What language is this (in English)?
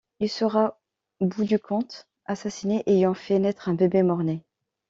French